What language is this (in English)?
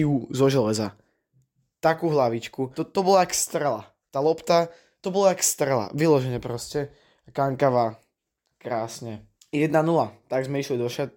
Slovak